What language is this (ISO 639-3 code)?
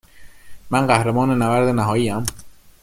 fas